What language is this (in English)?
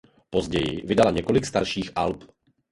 Czech